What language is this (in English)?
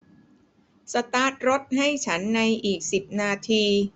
Thai